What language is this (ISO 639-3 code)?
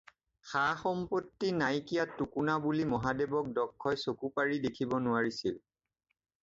asm